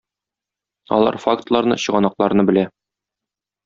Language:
Tatar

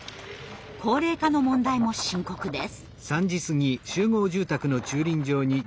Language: Japanese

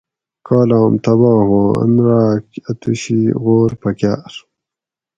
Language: Gawri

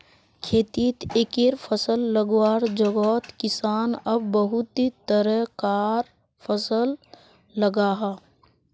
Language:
Magahi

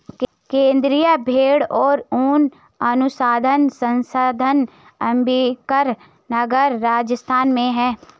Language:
Hindi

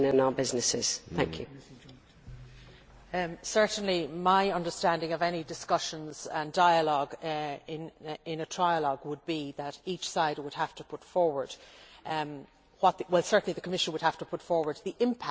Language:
English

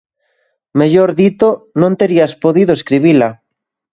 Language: Galician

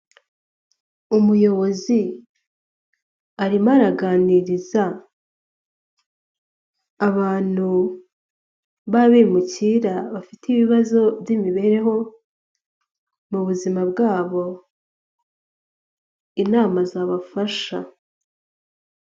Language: Kinyarwanda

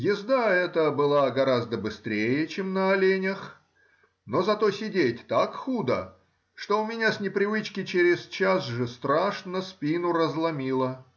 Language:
Russian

